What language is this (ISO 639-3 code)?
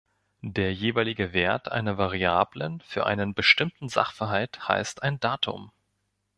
deu